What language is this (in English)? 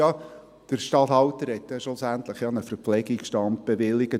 Swiss German